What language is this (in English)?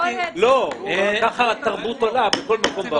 Hebrew